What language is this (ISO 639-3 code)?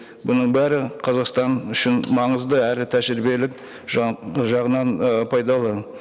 kaz